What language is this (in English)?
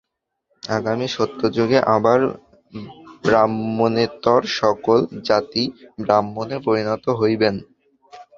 Bangla